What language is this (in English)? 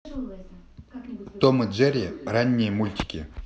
Russian